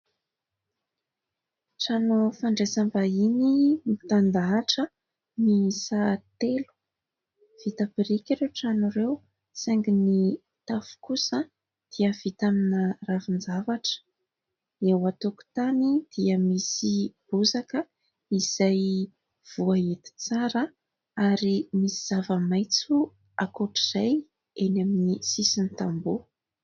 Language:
Malagasy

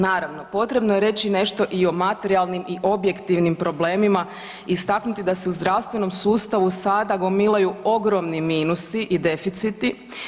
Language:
Croatian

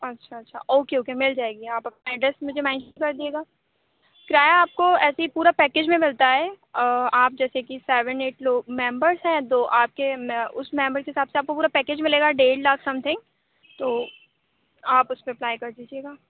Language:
Urdu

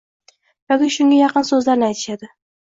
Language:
Uzbek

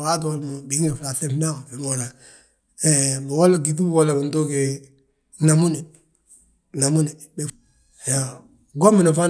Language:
Balanta-Ganja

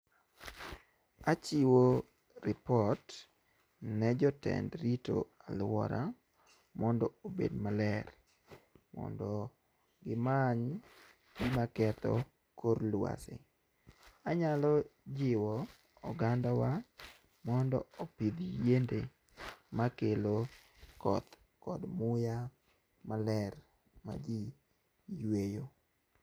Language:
Luo (Kenya and Tanzania)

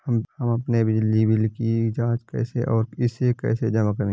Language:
Hindi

